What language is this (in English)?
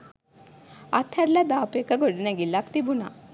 Sinhala